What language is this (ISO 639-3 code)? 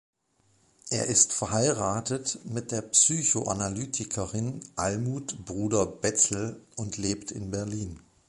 deu